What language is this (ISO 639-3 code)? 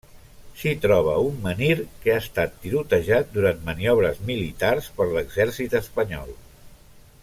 cat